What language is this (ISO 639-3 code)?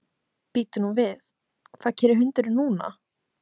isl